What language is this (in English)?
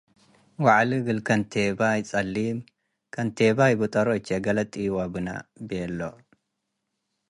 Tigre